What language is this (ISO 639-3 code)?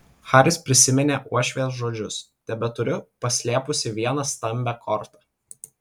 lit